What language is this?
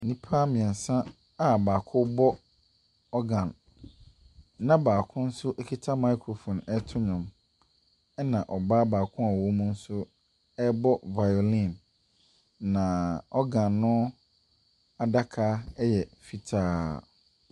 Akan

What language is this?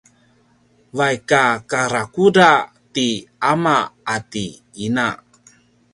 Paiwan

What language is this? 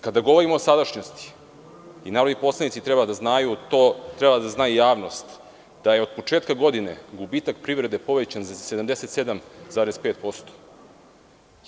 Serbian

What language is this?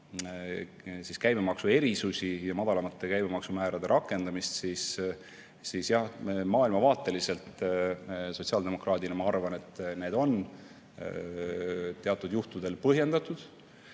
Estonian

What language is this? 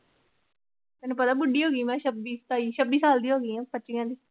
Punjabi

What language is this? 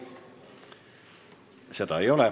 Estonian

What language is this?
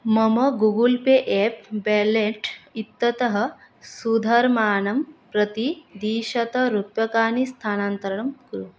Sanskrit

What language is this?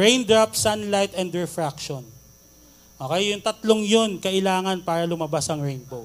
Filipino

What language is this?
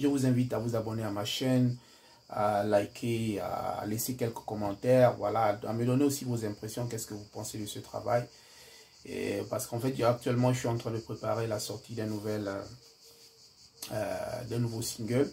French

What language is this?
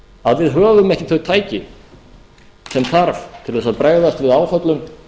Icelandic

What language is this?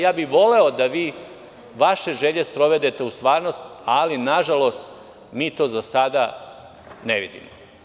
Serbian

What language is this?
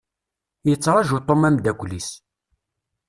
Kabyle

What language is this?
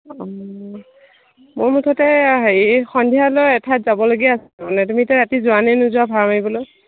Assamese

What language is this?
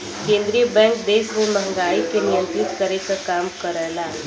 Bhojpuri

